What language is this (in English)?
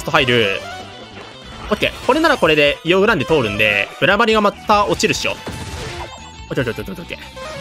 Japanese